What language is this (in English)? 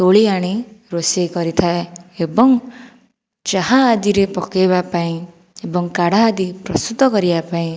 Odia